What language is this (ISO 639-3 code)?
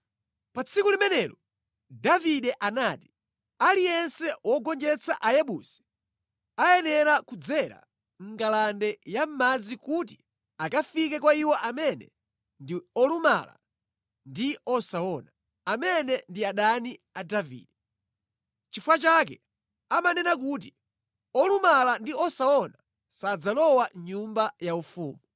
nya